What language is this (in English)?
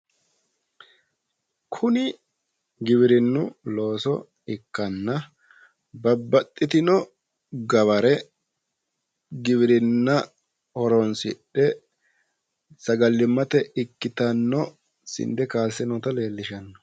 Sidamo